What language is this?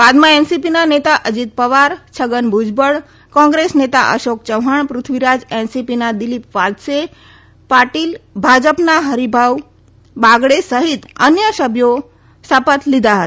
Gujarati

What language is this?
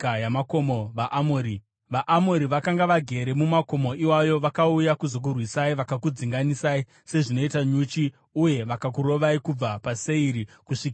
Shona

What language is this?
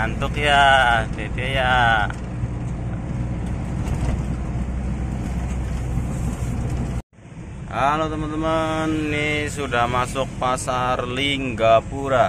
Indonesian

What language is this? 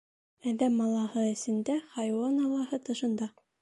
Bashkir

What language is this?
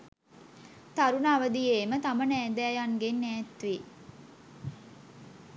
Sinhala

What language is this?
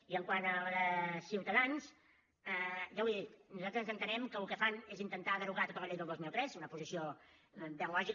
Catalan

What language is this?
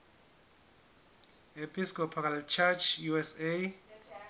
Southern Sotho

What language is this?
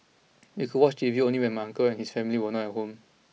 English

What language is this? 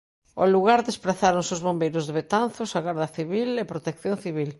Galician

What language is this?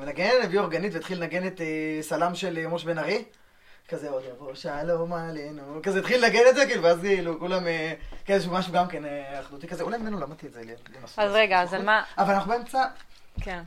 Hebrew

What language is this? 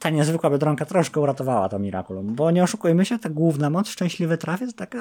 Polish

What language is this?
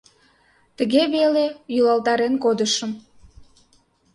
Mari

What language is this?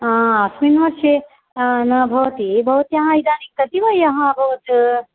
Sanskrit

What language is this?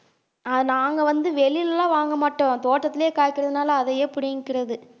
Tamil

